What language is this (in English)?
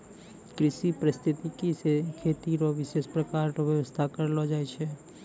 Maithili